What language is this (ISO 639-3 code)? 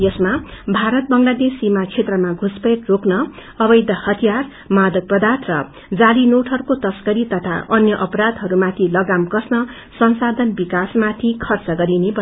nep